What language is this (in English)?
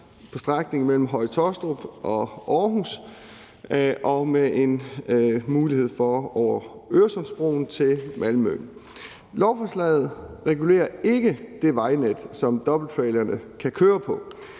Danish